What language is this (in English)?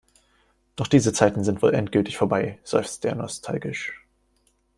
German